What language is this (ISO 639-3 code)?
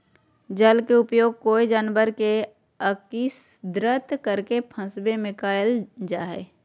mag